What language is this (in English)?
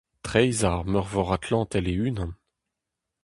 Breton